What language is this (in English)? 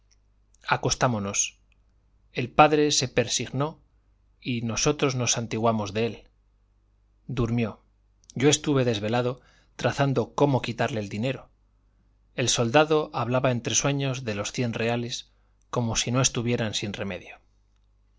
Spanish